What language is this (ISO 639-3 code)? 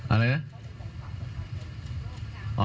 tha